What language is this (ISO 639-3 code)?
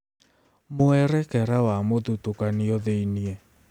kik